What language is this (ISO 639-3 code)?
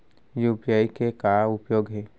hne